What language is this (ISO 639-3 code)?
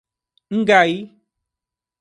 por